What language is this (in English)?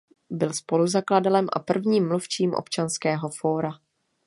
Czech